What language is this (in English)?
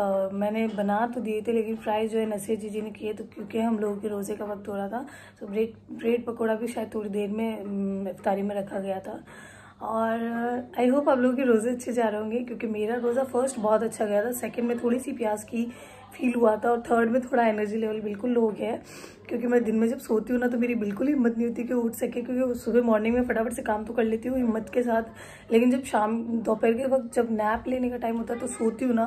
Hindi